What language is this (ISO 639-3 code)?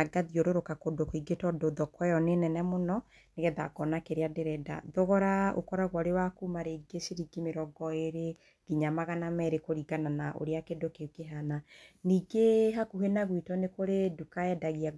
kik